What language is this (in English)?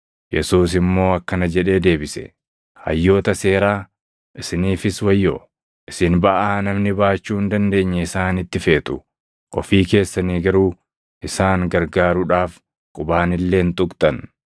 Oromo